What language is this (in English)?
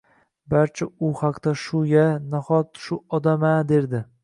Uzbek